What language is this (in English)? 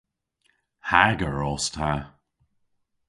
Cornish